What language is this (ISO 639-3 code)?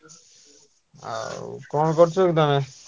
ori